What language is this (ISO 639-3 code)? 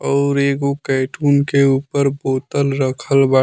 bho